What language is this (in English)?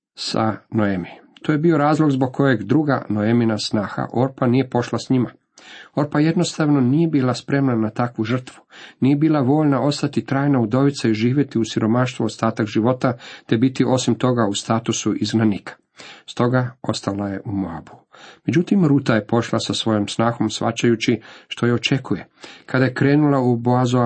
Croatian